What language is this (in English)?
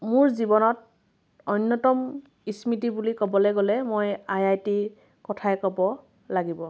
Assamese